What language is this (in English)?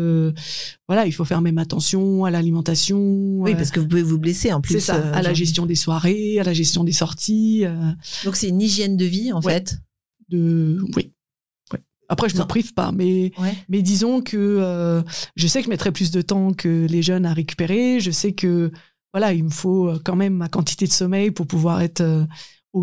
French